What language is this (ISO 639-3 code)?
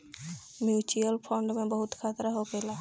bho